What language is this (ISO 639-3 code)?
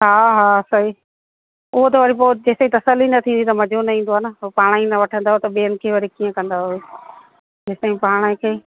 snd